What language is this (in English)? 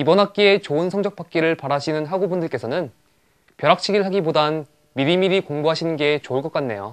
Korean